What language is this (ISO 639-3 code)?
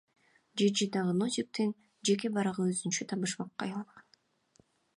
kir